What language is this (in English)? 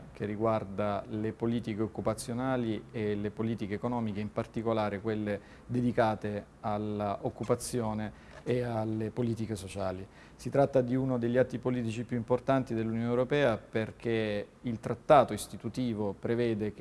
Italian